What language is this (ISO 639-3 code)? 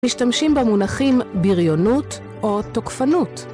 heb